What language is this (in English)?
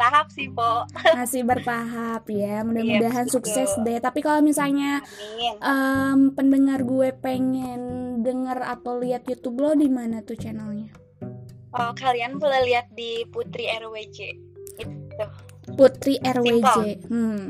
Indonesian